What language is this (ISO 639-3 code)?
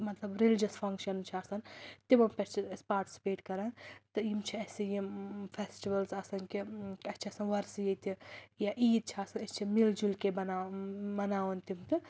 kas